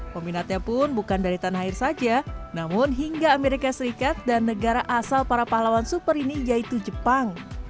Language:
Indonesian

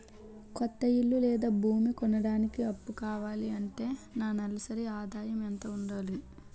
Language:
Telugu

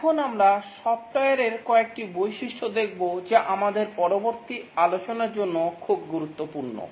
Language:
Bangla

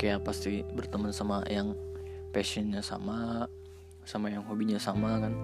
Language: Indonesian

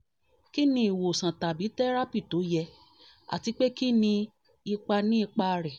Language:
Yoruba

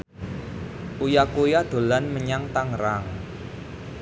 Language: Javanese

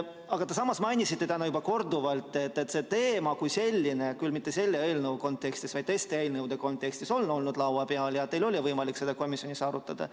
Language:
Estonian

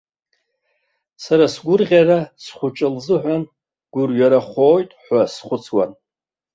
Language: Abkhazian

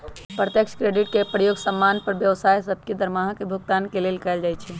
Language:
Magahi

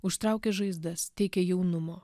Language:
Lithuanian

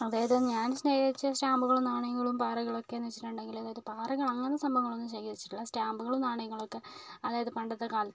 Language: Malayalam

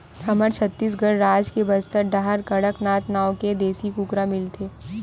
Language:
Chhattisgarhi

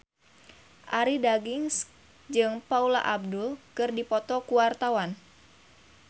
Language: Sundanese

